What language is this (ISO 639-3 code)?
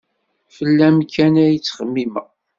kab